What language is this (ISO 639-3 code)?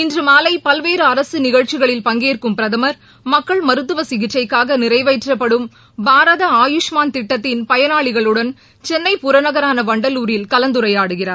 tam